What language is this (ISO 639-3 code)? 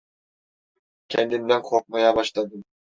tur